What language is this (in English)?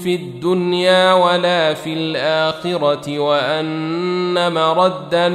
Arabic